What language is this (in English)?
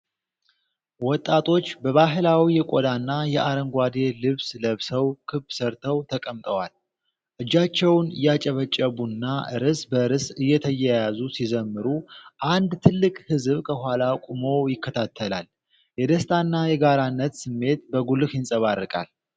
Amharic